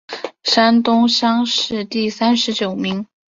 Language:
Chinese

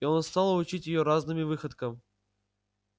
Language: Russian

